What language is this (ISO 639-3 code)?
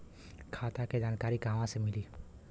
bho